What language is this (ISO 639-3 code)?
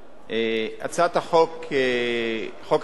heb